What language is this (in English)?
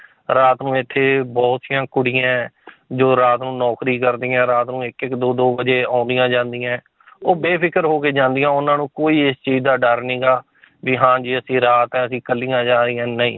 Punjabi